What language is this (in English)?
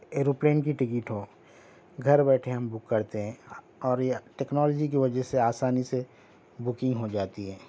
Urdu